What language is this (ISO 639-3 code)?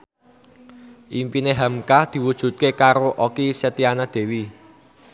jav